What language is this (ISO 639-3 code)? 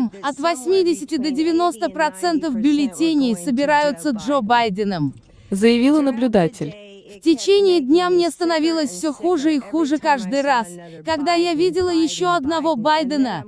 rus